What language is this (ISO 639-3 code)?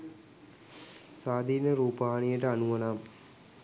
sin